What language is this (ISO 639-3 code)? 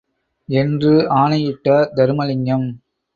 tam